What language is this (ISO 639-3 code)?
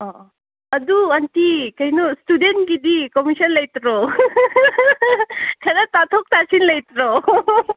mni